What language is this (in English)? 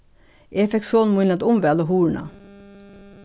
Faroese